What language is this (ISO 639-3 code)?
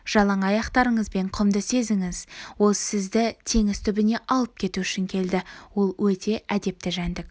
kaz